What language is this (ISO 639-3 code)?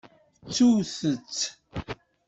kab